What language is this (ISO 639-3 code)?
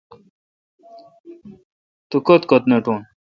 xka